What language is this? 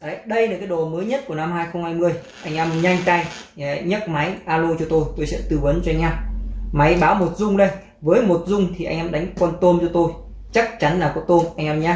Vietnamese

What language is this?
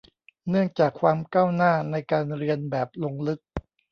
Thai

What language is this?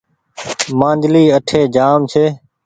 Goaria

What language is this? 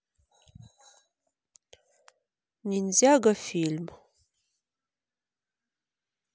Russian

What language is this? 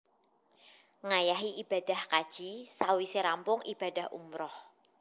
Javanese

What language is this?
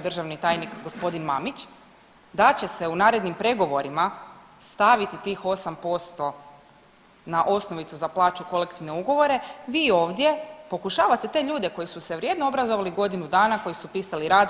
Croatian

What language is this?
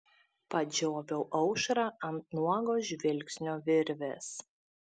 Lithuanian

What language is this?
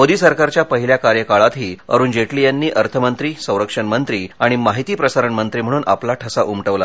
Marathi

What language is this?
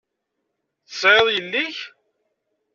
Kabyle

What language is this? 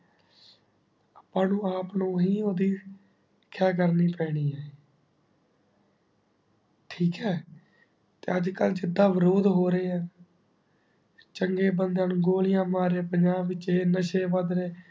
Punjabi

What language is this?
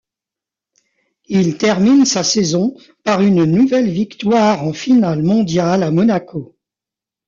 French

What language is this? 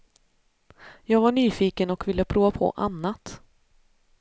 Swedish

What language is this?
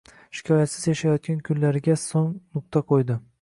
Uzbek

